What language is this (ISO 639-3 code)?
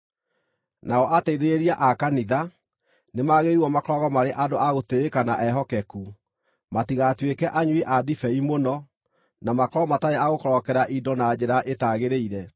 kik